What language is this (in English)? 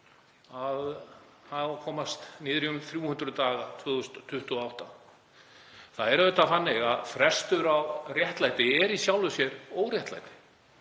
Icelandic